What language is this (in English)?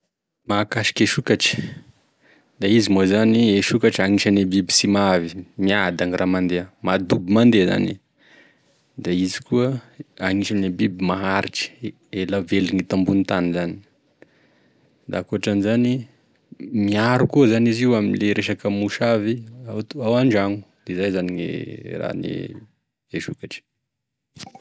Tesaka Malagasy